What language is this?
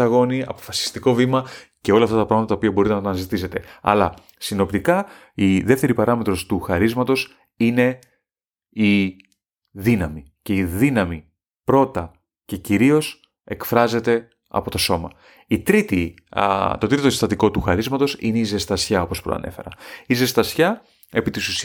Greek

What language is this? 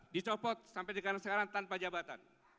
Indonesian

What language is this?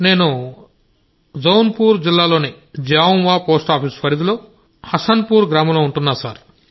Telugu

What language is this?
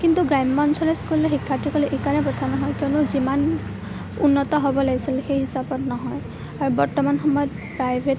Assamese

